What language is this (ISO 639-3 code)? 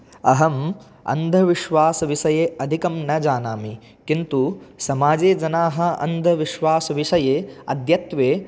san